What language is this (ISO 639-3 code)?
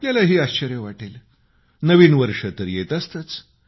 mar